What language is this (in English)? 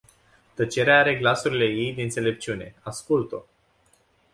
Romanian